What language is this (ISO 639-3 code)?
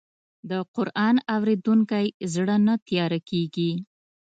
pus